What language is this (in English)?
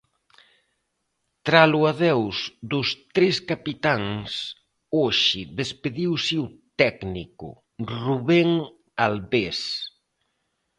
Galician